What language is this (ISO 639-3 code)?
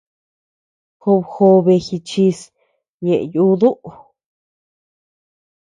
cux